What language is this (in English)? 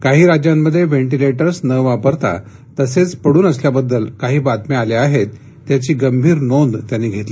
Marathi